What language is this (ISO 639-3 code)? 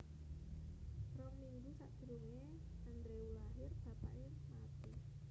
jav